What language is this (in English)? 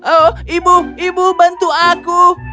Indonesian